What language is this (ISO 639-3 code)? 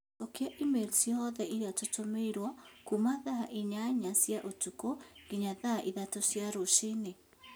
kik